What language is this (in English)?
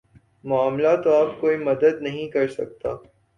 Urdu